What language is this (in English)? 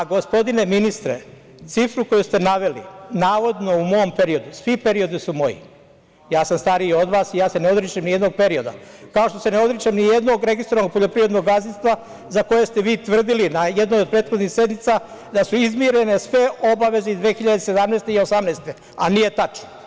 Serbian